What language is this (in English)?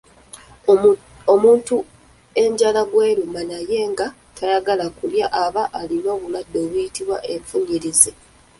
Ganda